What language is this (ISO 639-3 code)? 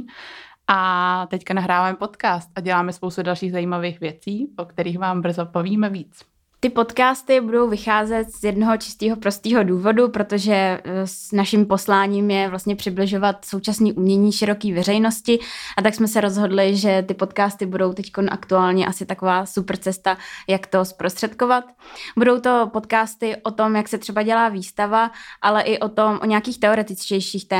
ces